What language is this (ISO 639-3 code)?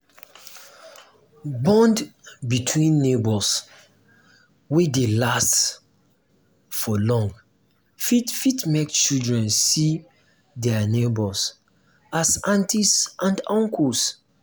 pcm